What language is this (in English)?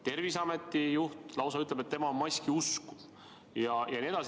Estonian